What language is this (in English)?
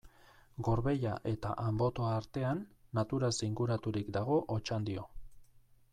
Basque